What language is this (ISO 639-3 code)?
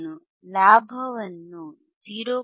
kan